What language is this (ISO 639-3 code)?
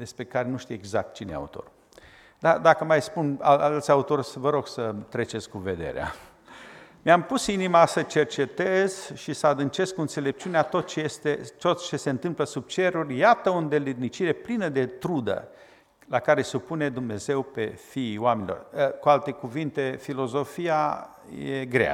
ron